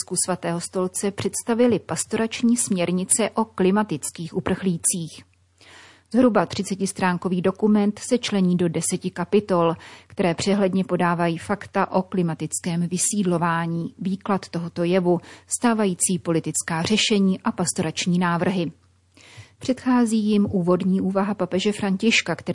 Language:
Czech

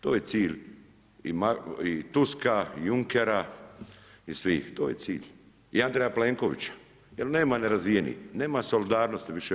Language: Croatian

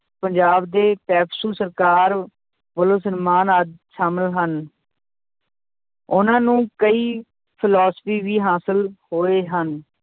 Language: Punjabi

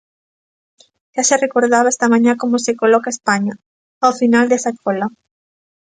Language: Galician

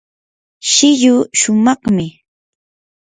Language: Yanahuanca Pasco Quechua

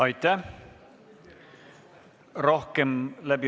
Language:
Estonian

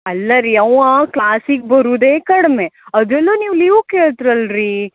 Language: Kannada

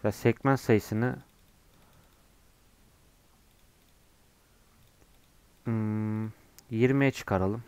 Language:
Turkish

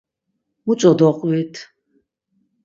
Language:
Laz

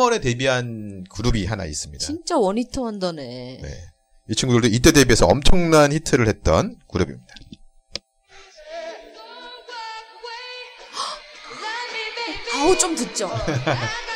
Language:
Korean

